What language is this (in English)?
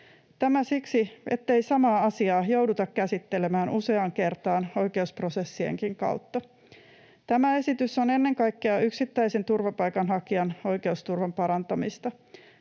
Finnish